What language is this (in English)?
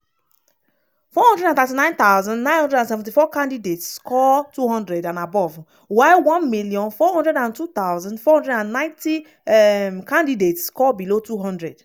Nigerian Pidgin